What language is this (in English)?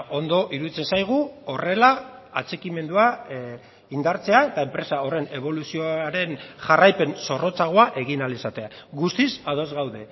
Basque